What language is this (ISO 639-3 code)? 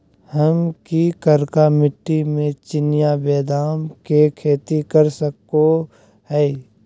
mag